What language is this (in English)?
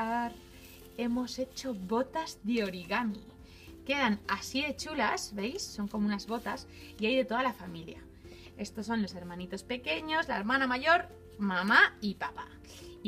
Spanish